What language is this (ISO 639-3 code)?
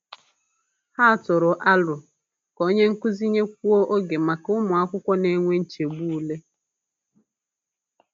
ibo